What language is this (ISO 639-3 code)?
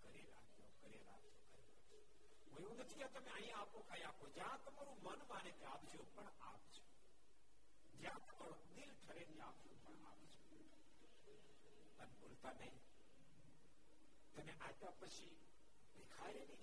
guj